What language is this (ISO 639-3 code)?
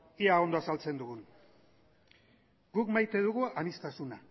eus